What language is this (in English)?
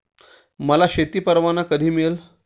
Marathi